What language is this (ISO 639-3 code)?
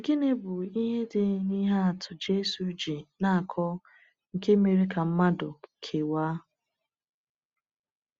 ibo